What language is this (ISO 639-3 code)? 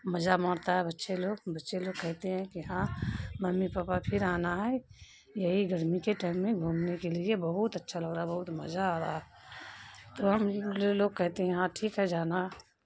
urd